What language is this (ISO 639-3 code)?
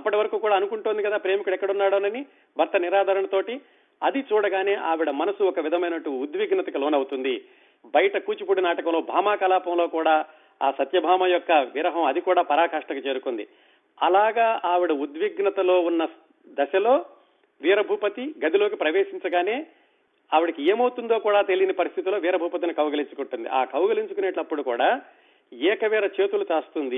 tel